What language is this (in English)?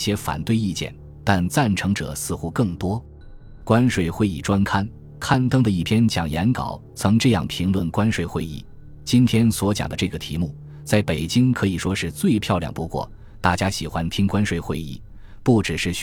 Chinese